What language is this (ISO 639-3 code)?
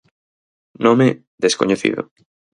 glg